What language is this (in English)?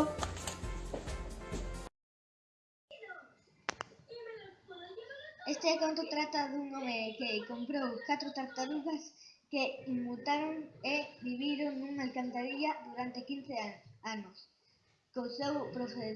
Spanish